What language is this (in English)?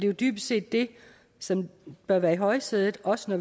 Danish